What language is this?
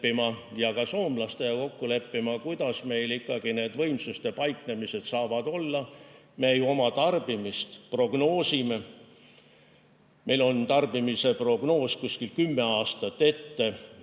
Estonian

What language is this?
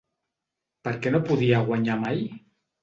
Catalan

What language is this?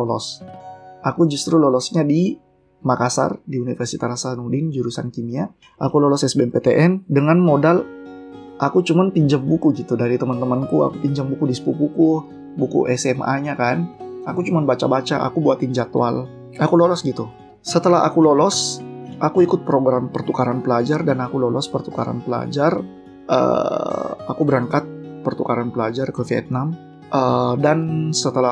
Indonesian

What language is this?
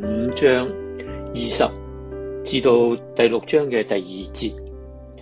Chinese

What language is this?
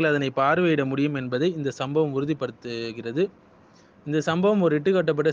Arabic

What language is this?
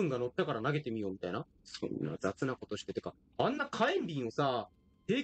Japanese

